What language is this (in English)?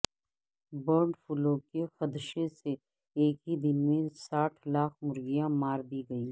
Urdu